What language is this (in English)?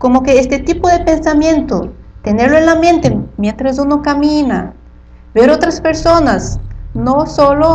Spanish